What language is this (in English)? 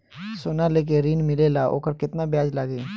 Bhojpuri